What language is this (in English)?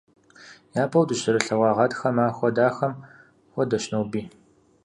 Kabardian